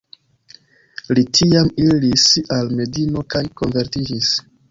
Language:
Esperanto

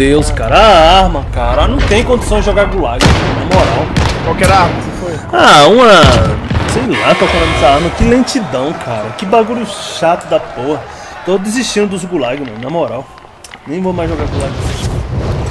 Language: Portuguese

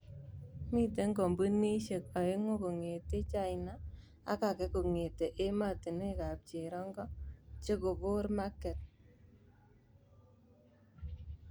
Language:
Kalenjin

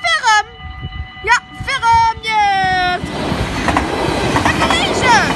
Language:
Dutch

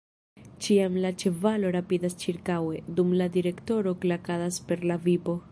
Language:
Esperanto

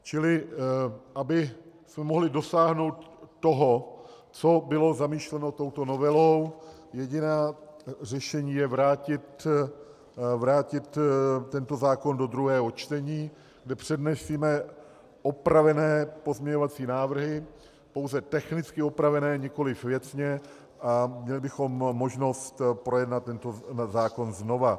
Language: Czech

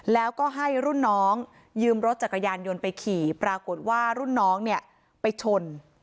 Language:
Thai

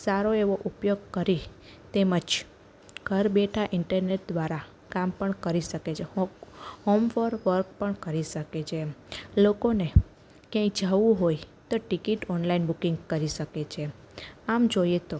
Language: Gujarati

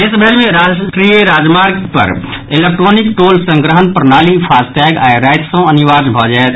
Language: Maithili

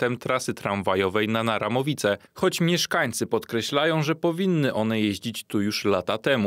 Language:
Polish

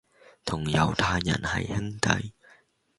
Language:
Cantonese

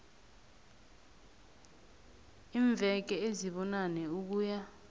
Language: South Ndebele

